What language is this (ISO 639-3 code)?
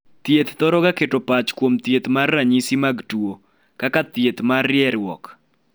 luo